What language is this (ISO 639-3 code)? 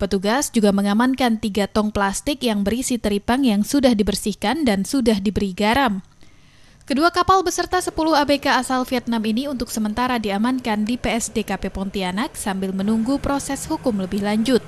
ind